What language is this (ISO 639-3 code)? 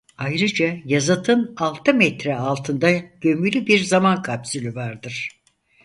tur